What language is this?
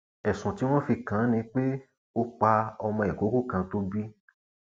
Yoruba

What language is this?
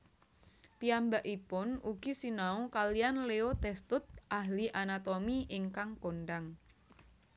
Javanese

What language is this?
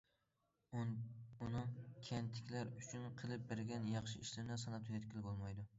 Uyghur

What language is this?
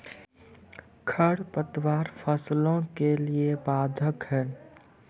Maithili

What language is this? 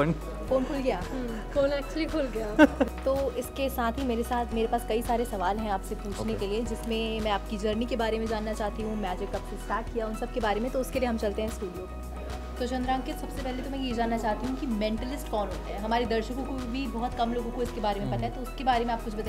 Hindi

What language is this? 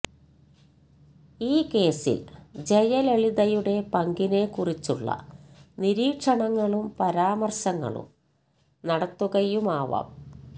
Malayalam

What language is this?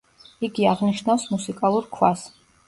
Georgian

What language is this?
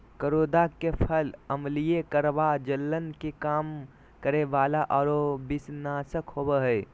Magahi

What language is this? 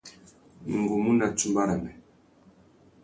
Tuki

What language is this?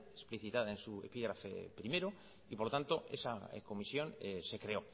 Spanish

